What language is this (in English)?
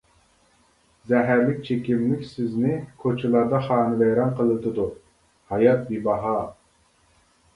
Uyghur